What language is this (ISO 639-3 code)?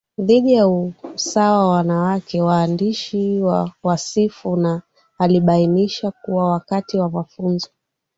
swa